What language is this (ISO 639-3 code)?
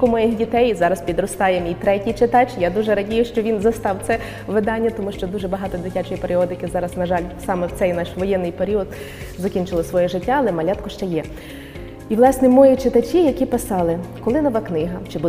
ukr